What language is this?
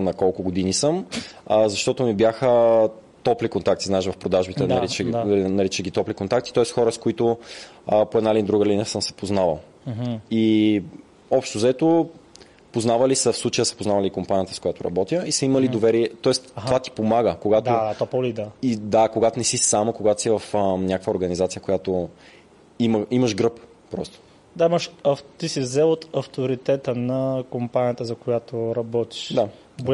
Bulgarian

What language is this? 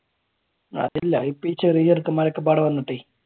Malayalam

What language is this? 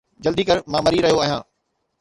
Sindhi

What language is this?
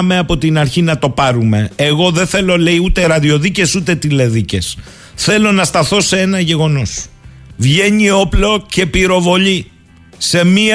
Greek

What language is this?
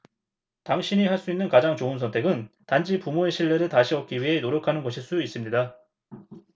Korean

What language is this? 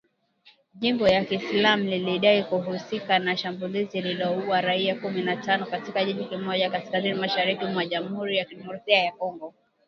Swahili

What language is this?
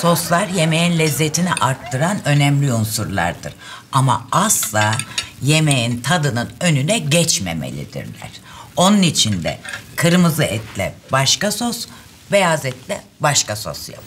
Turkish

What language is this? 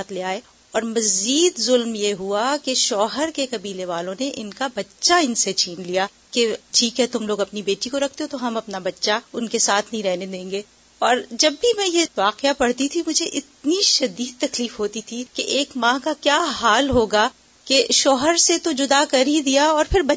Urdu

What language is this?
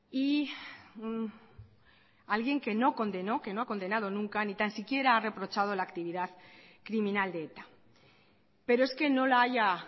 Spanish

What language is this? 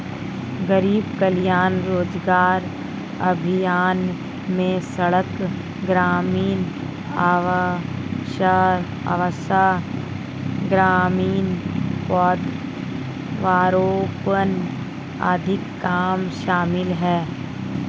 Hindi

